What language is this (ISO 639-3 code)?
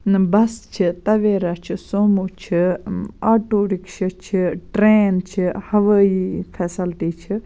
kas